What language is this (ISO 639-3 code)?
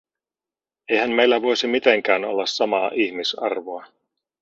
fin